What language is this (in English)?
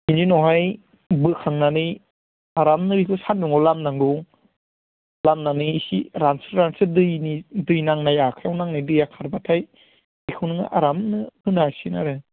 Bodo